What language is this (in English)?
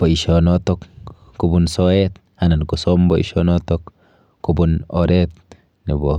Kalenjin